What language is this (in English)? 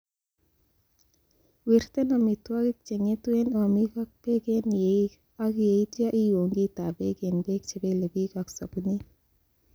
Kalenjin